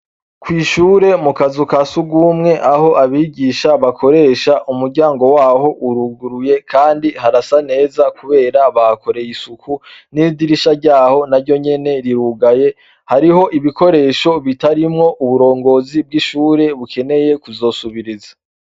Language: Rundi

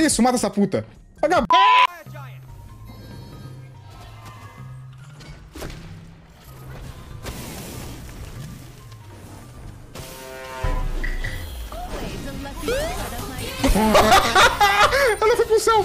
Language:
Portuguese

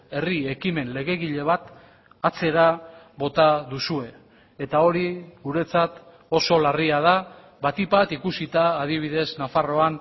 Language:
Basque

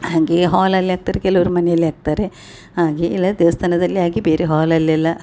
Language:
Kannada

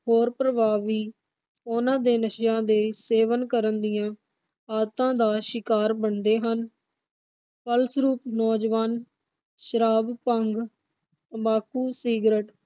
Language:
Punjabi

